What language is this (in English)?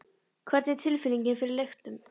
Icelandic